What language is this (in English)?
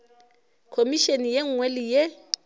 Northern Sotho